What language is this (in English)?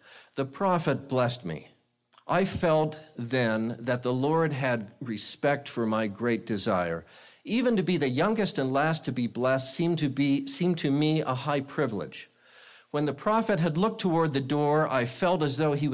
English